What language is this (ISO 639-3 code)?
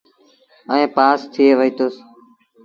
sbn